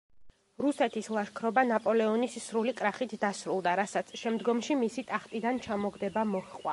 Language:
Georgian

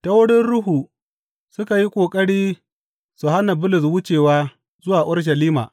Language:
Hausa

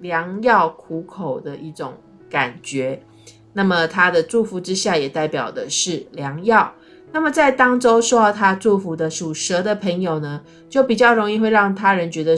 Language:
Chinese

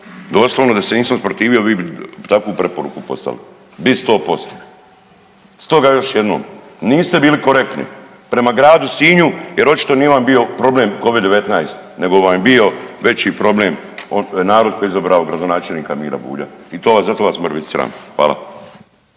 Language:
Croatian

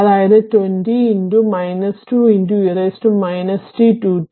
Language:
Malayalam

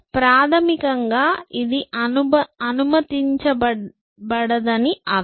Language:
Telugu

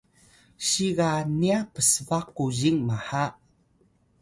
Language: Atayal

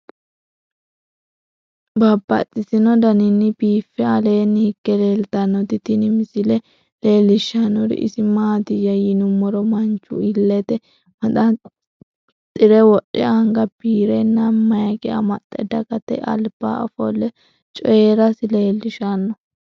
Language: Sidamo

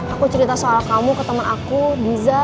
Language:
Indonesian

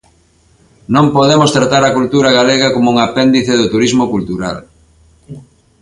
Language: Galician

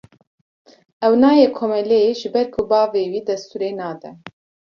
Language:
Kurdish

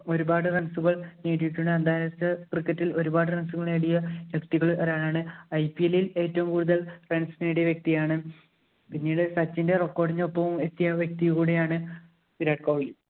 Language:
Malayalam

